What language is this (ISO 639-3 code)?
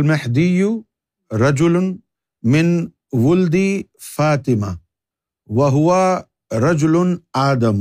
urd